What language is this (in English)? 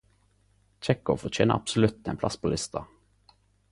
Norwegian Nynorsk